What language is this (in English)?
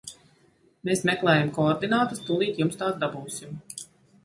Latvian